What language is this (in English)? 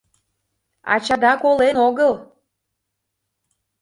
Mari